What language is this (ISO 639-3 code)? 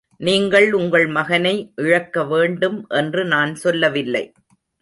tam